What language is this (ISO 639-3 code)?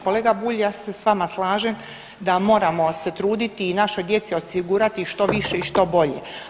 hrv